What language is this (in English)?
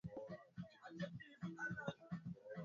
Swahili